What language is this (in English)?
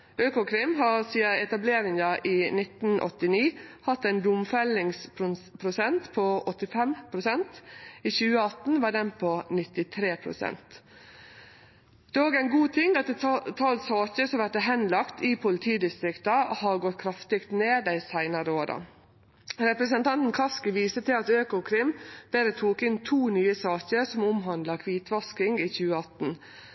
Norwegian Nynorsk